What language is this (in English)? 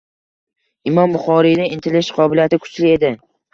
Uzbek